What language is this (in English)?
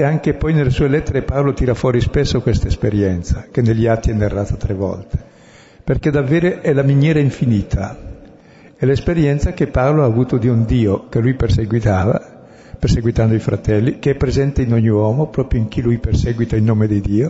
Italian